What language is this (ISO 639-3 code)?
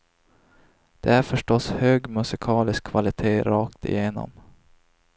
swe